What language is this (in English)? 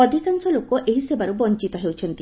Odia